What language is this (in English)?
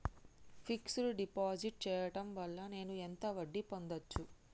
Telugu